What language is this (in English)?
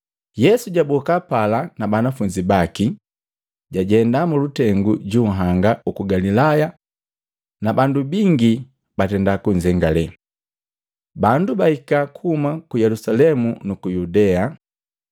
Matengo